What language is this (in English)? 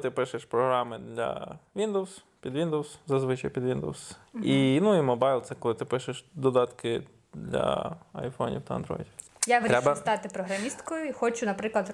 Ukrainian